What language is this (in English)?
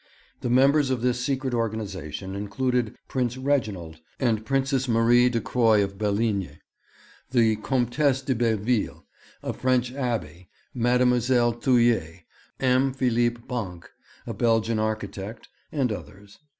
English